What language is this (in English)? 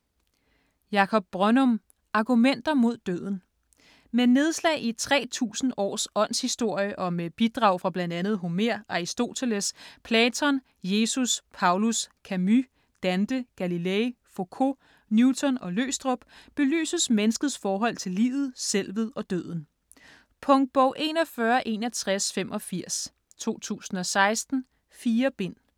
Danish